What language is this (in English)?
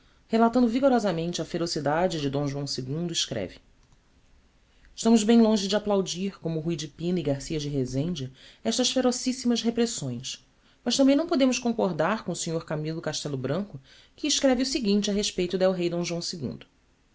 Portuguese